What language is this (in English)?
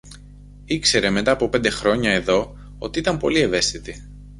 Greek